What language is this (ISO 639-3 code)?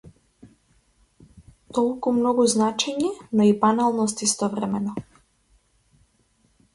mkd